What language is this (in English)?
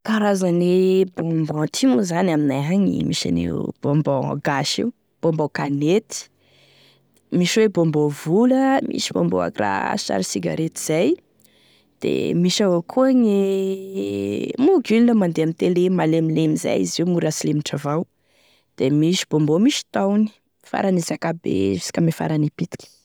Tesaka Malagasy